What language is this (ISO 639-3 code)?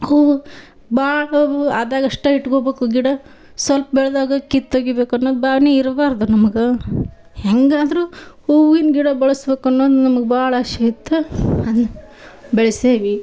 kan